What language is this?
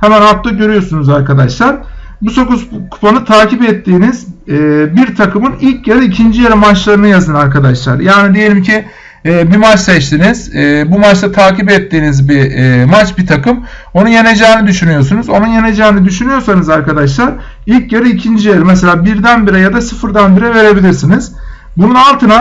Turkish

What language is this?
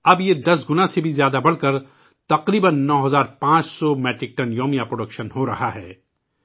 Urdu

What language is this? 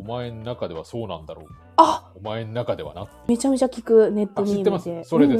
Japanese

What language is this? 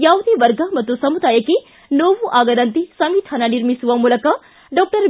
Kannada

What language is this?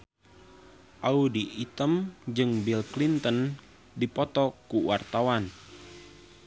Sundanese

